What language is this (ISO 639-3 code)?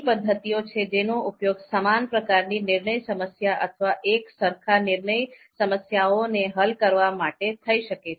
guj